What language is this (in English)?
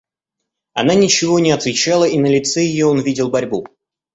Russian